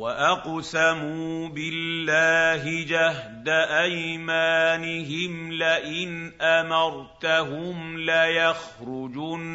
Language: Arabic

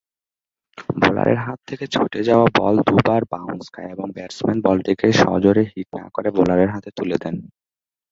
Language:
Bangla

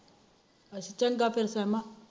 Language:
Punjabi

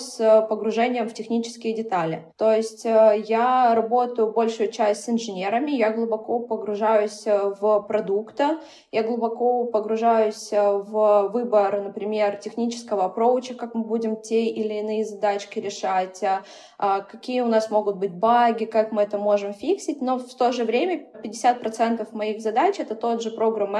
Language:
Russian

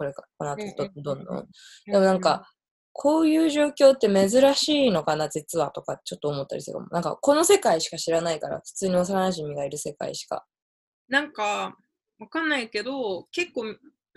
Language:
Japanese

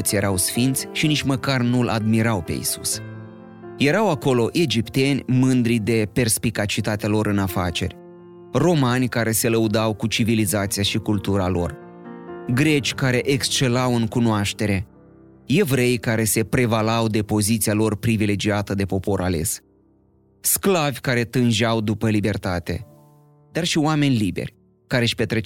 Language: Romanian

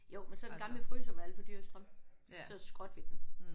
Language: Danish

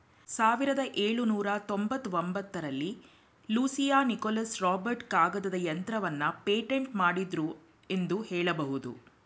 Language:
Kannada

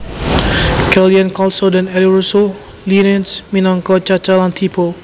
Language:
Javanese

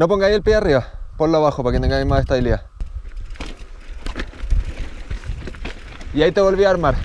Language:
Spanish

